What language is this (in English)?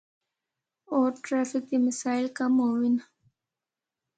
Northern Hindko